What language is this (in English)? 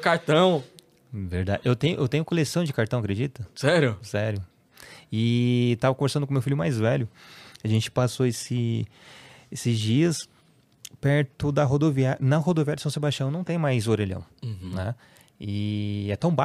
Portuguese